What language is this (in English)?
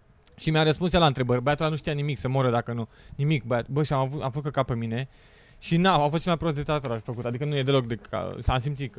Romanian